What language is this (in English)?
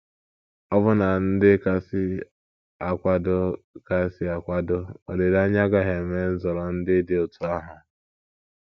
Igbo